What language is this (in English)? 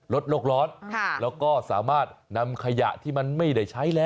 Thai